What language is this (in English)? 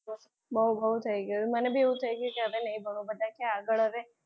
Gujarati